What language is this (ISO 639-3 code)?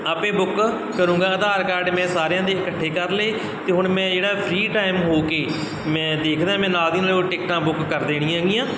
pan